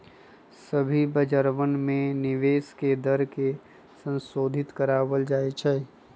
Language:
Magahi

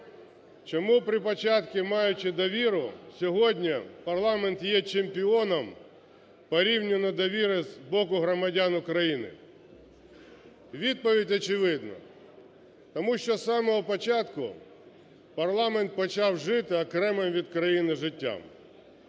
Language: Ukrainian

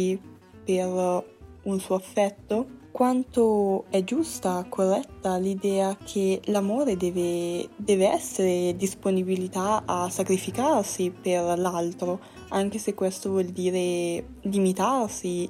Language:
Italian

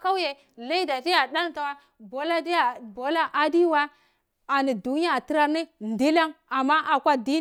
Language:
Cibak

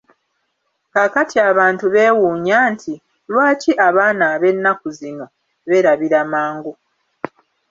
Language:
Ganda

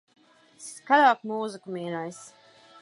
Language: Latvian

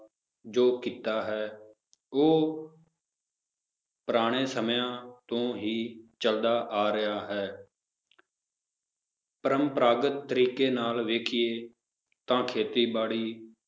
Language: Punjabi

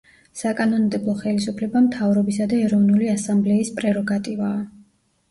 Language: Georgian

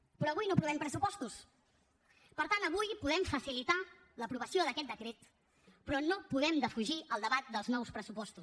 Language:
Catalan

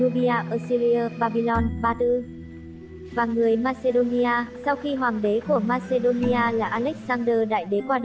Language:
Vietnamese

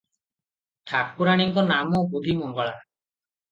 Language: Odia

